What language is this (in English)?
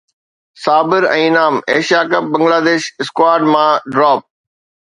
Sindhi